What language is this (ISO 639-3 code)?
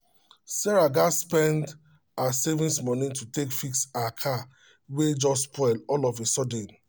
pcm